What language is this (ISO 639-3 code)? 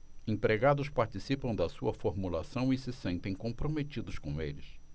por